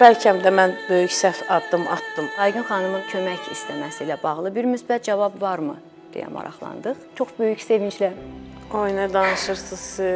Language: Turkish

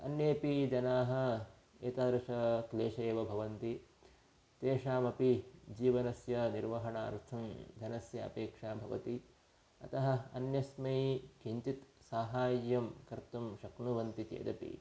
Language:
Sanskrit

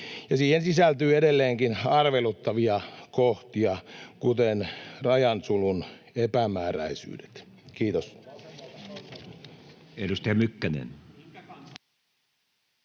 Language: Finnish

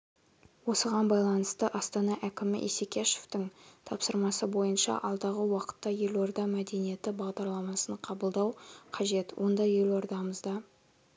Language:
Kazakh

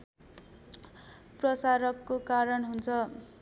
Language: Nepali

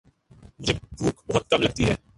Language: Urdu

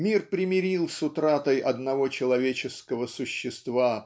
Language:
Russian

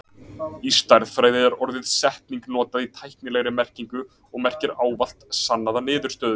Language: Icelandic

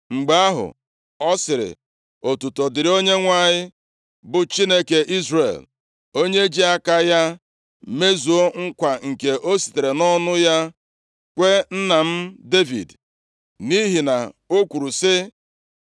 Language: Igbo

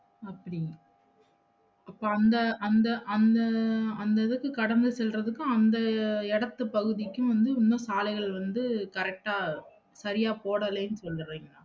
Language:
Tamil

